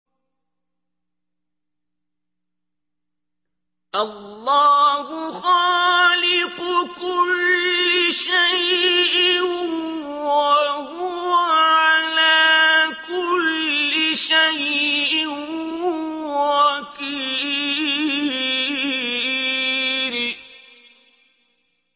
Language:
Arabic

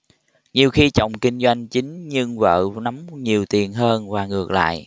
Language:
Vietnamese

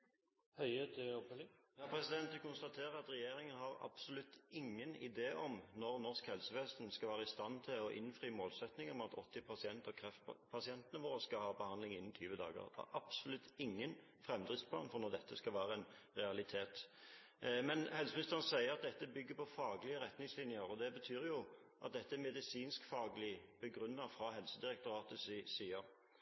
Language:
Norwegian Bokmål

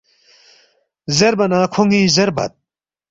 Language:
Balti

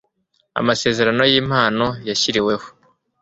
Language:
Kinyarwanda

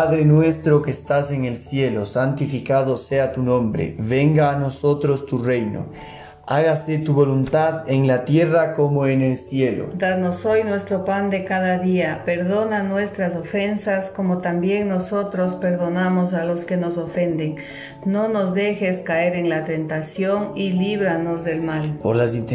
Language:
Spanish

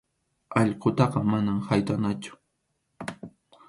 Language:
Arequipa-La Unión Quechua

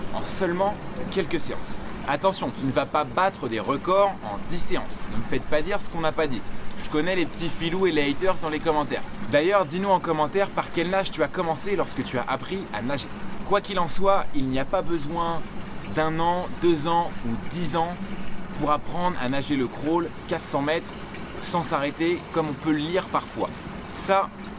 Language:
French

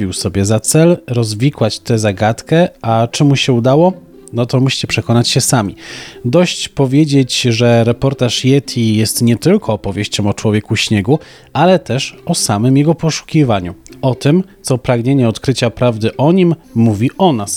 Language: Polish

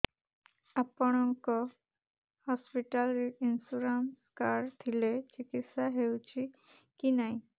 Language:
Odia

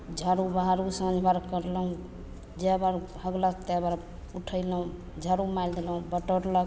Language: Maithili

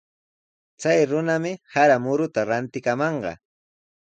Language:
Sihuas Ancash Quechua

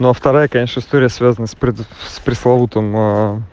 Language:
Russian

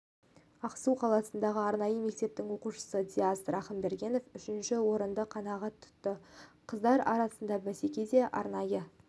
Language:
Kazakh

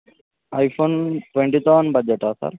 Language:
Telugu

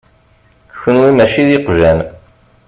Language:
Kabyle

